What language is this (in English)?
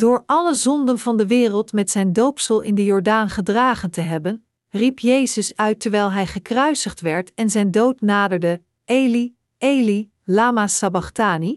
Dutch